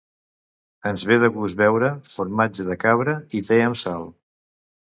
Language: Catalan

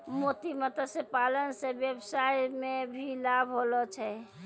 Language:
Maithili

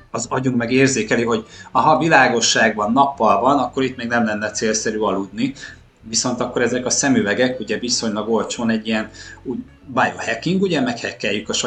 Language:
Hungarian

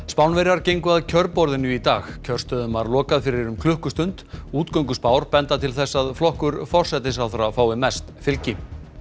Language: Icelandic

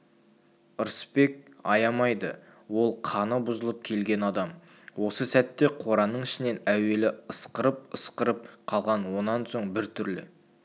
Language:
Kazakh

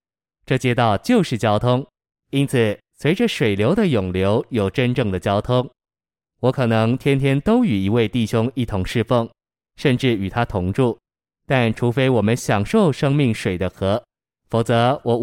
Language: Chinese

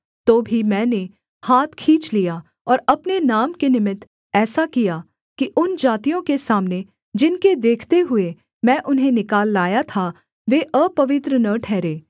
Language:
Hindi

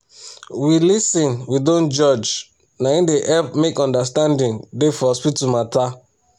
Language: Nigerian Pidgin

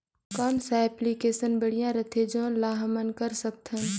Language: Chhattisgarhi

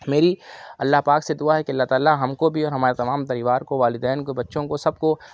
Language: Urdu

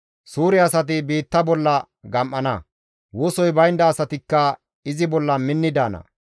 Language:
Gamo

